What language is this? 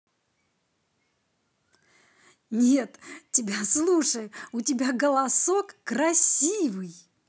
Russian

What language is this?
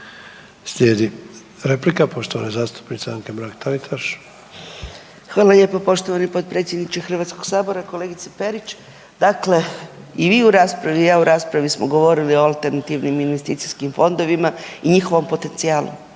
Croatian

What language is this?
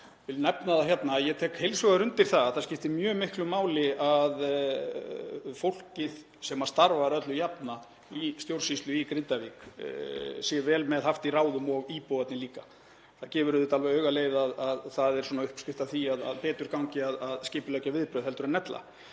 Icelandic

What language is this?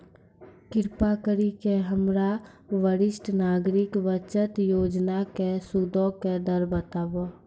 Maithili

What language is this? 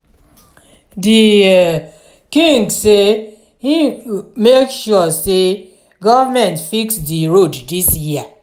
Nigerian Pidgin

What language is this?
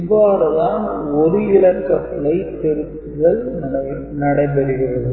Tamil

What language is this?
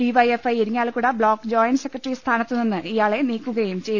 Malayalam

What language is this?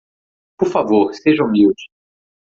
Portuguese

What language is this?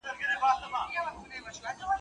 Pashto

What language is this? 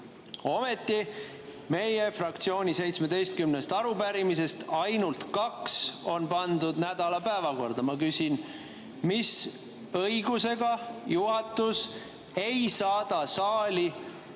Estonian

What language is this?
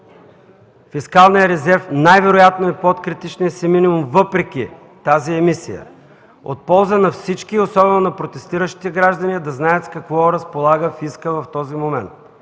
Bulgarian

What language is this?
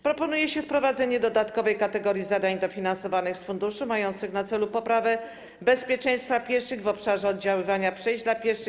Polish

